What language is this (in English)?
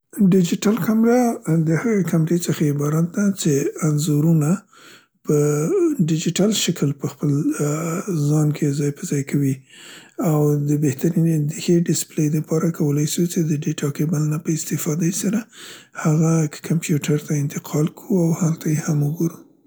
Central Pashto